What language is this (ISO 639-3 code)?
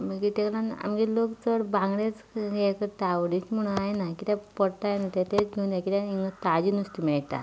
kok